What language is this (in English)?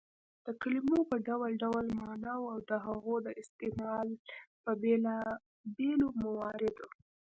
Pashto